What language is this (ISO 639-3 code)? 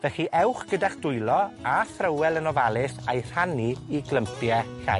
cym